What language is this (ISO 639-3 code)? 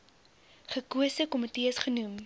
afr